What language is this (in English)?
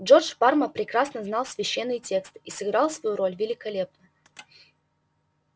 Russian